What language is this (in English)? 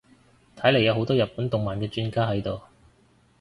Cantonese